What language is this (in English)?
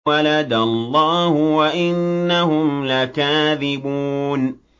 Arabic